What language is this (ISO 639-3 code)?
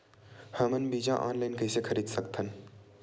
hne